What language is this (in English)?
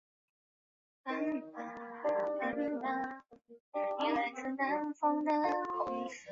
Chinese